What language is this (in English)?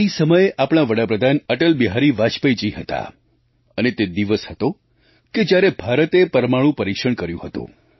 Gujarati